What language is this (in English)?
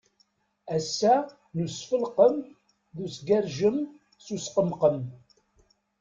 Kabyle